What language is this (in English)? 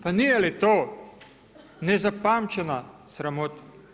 Croatian